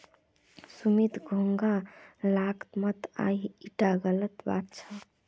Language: Magahi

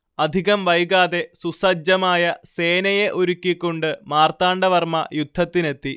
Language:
Malayalam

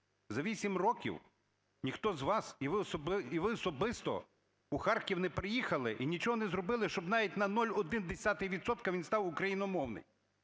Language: Ukrainian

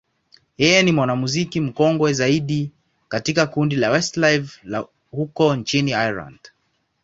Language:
Swahili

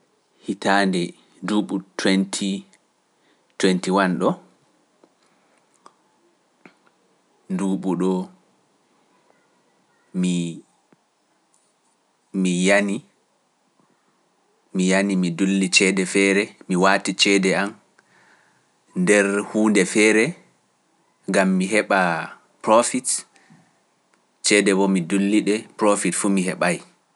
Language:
Pular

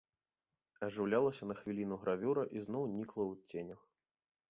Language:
Belarusian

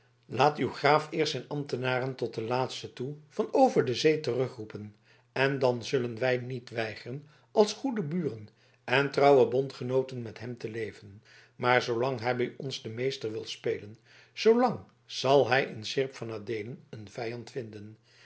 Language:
Dutch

